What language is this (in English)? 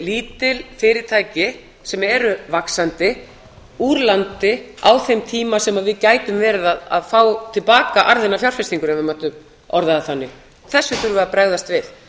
Icelandic